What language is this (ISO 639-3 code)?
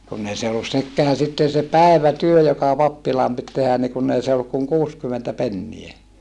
fin